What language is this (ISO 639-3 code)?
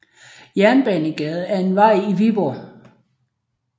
dan